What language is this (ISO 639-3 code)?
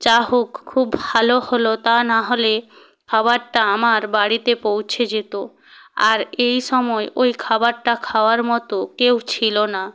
ben